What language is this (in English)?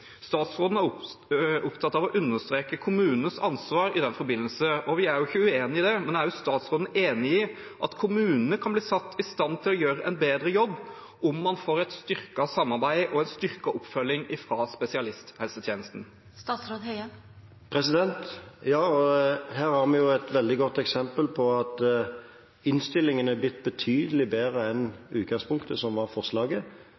Norwegian Bokmål